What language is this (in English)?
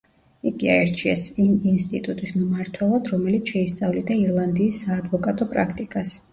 Georgian